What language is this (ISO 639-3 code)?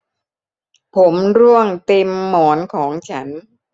tha